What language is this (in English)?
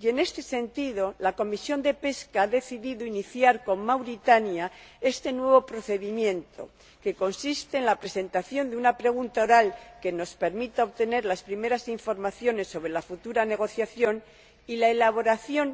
Spanish